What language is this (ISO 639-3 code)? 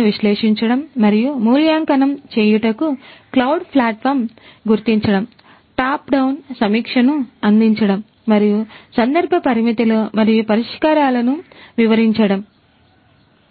tel